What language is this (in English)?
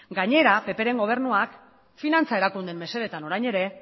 Basque